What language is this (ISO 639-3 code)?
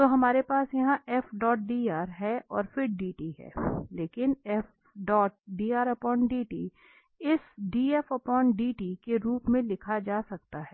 hin